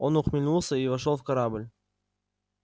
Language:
Russian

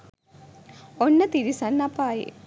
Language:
Sinhala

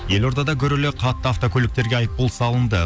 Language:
Kazakh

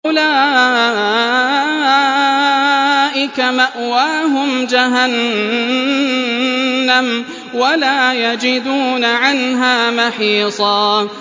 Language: Arabic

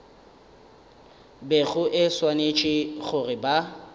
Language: Northern Sotho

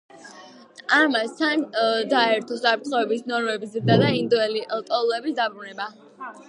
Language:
Georgian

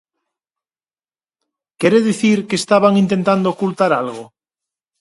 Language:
Galician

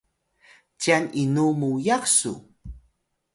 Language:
Atayal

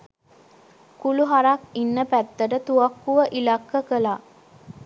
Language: Sinhala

